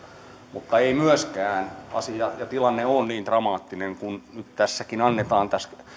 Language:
Finnish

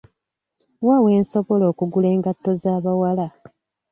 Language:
Ganda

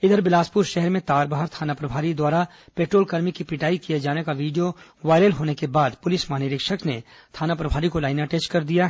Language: Hindi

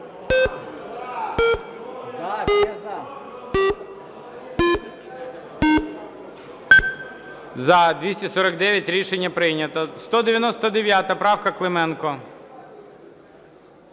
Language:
Ukrainian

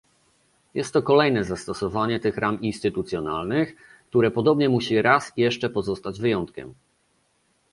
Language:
Polish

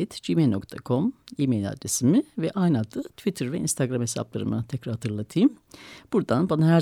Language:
Turkish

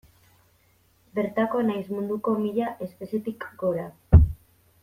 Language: Basque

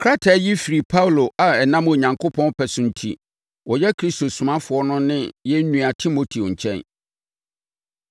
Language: Akan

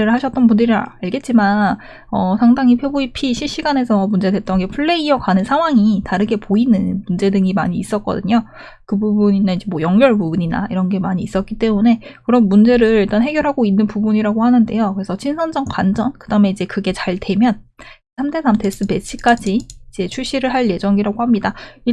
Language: Korean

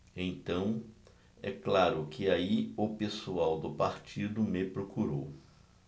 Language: Portuguese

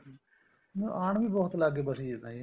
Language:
Punjabi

